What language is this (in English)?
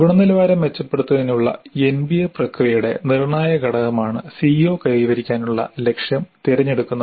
Malayalam